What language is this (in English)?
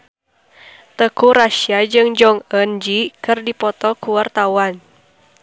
Sundanese